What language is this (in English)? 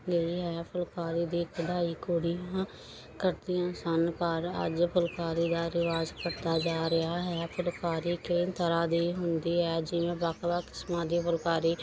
Punjabi